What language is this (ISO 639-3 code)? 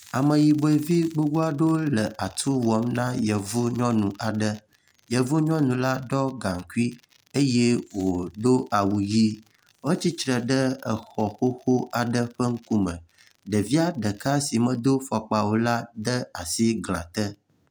ewe